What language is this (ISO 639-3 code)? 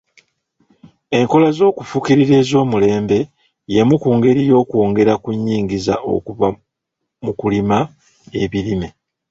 lug